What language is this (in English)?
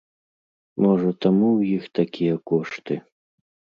Belarusian